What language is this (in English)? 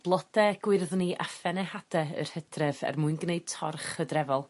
Welsh